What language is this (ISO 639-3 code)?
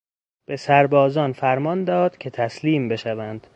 fas